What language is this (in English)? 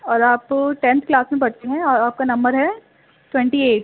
Urdu